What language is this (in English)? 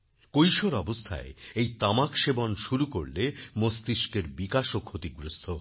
Bangla